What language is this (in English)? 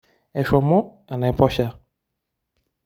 Masai